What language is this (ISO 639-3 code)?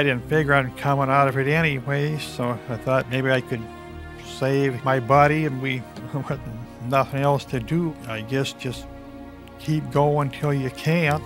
eng